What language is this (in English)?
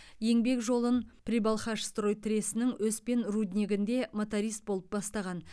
Kazakh